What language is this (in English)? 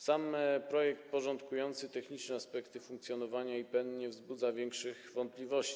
Polish